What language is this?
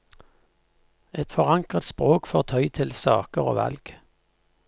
Norwegian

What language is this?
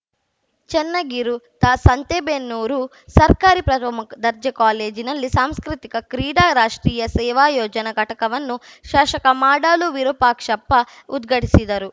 Kannada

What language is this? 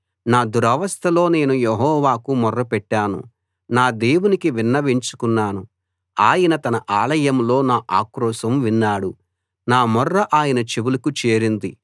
Telugu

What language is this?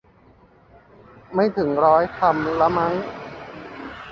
Thai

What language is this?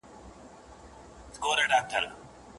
Pashto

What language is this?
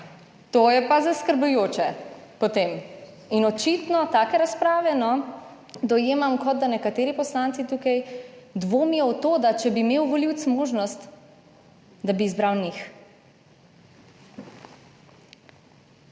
Slovenian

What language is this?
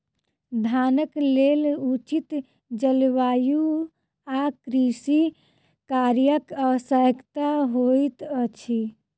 Maithili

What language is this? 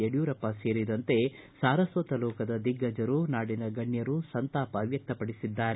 Kannada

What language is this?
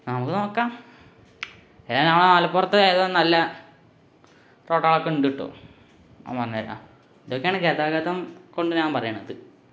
Malayalam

